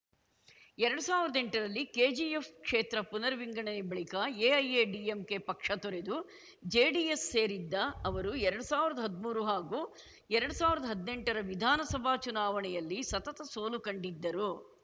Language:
Kannada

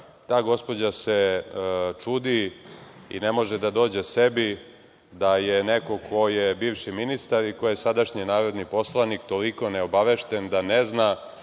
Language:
Serbian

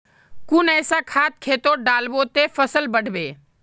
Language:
Magahi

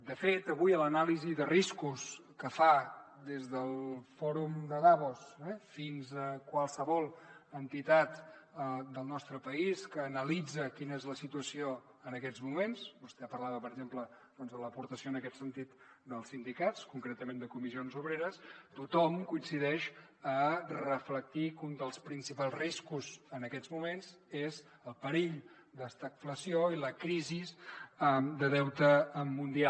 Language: Catalan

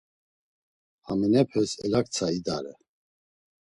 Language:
Laz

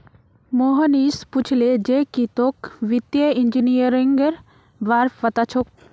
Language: Magahi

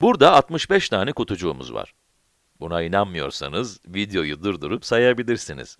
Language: Turkish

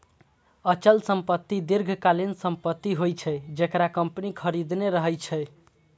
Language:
Maithili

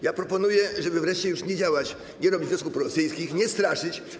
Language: Polish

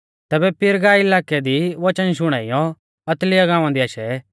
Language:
Mahasu Pahari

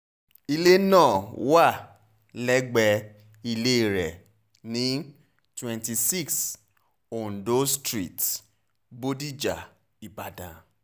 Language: Yoruba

